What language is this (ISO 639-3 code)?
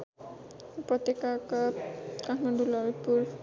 nep